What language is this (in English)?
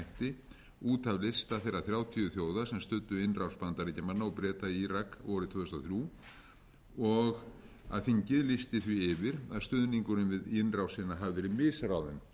Icelandic